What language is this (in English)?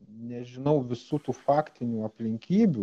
Lithuanian